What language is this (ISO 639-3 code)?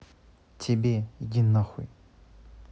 rus